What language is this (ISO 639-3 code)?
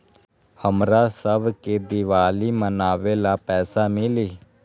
mag